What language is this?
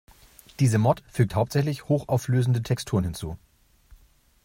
German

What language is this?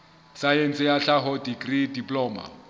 Southern Sotho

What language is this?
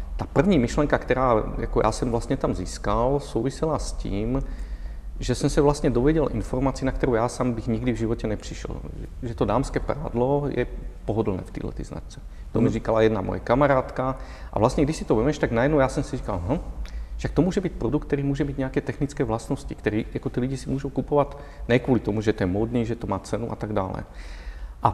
Czech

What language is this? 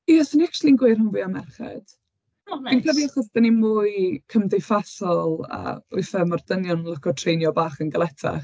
Welsh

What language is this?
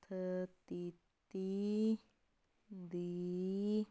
Punjabi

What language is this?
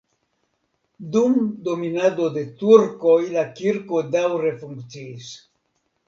Esperanto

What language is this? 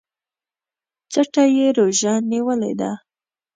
Pashto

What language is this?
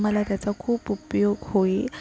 Marathi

